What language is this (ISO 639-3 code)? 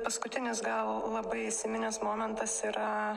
lit